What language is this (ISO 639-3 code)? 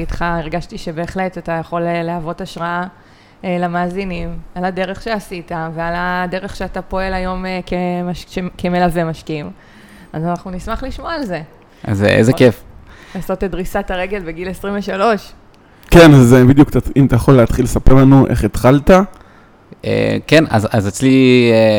heb